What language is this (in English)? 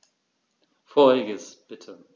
German